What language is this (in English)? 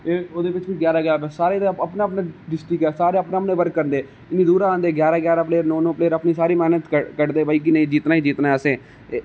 Dogri